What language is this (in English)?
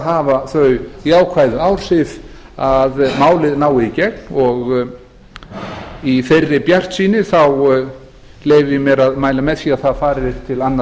Icelandic